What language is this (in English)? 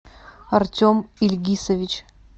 Russian